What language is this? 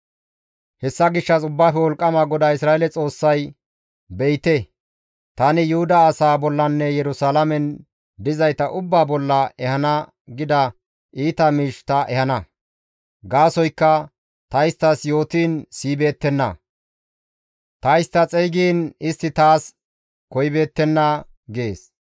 Gamo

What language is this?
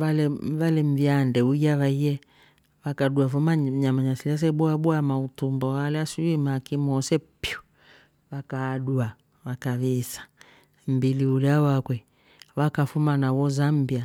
Rombo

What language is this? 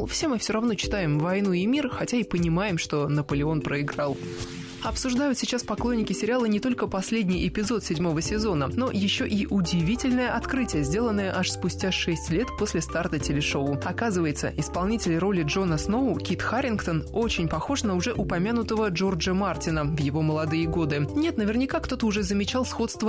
Russian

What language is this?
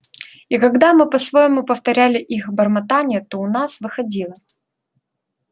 Russian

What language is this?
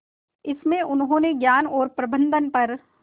Hindi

